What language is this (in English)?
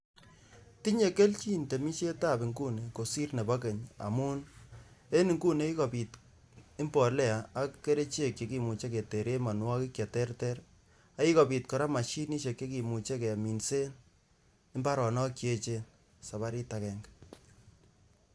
Kalenjin